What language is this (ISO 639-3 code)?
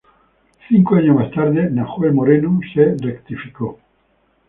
spa